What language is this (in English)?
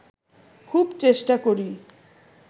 Bangla